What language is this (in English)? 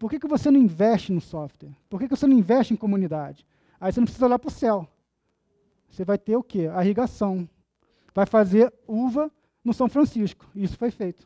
Portuguese